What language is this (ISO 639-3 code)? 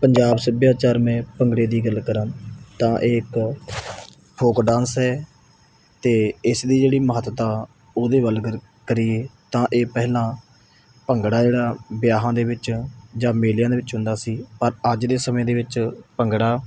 pan